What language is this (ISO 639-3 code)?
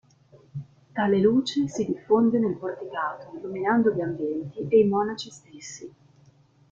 ita